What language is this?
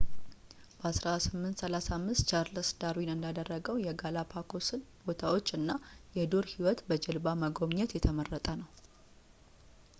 Amharic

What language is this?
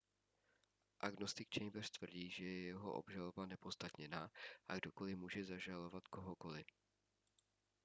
Czech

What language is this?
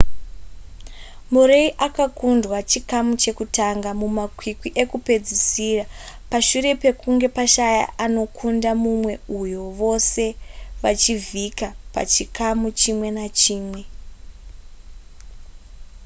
Shona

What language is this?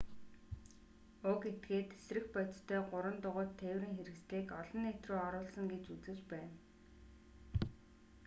Mongolian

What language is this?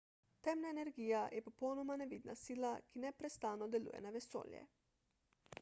Slovenian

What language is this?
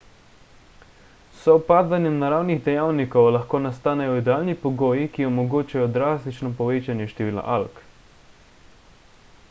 Slovenian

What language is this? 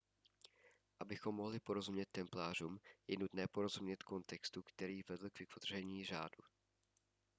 Czech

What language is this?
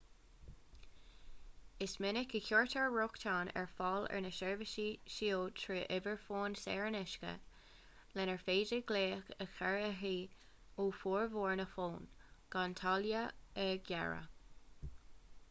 Irish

